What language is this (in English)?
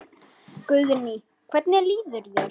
Icelandic